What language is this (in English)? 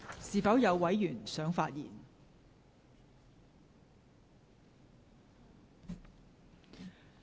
Cantonese